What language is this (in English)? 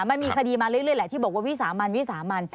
Thai